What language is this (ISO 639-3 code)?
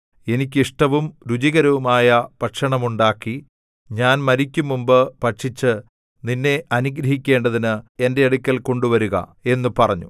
mal